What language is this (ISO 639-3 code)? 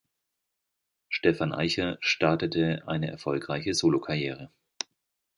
deu